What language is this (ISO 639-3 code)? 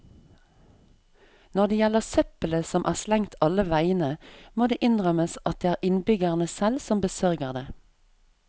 nor